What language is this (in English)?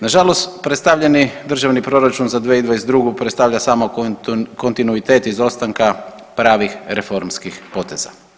Croatian